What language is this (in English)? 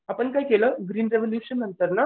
Marathi